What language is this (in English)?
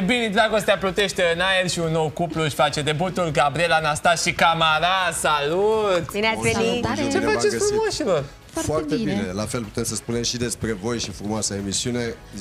Romanian